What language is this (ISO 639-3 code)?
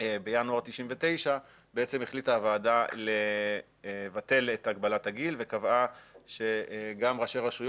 heb